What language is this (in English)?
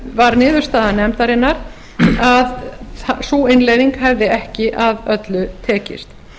Icelandic